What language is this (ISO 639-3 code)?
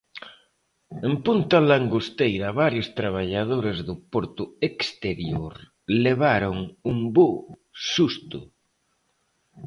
glg